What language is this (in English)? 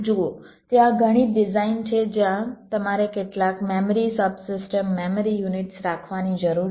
Gujarati